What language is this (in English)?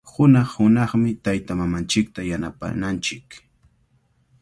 Cajatambo North Lima Quechua